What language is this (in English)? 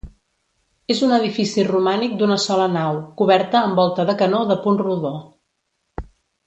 Catalan